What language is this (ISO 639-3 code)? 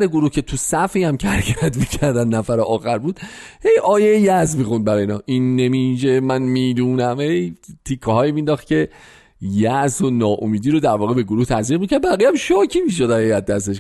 fas